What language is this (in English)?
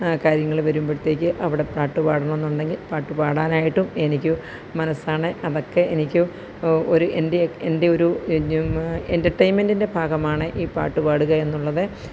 Malayalam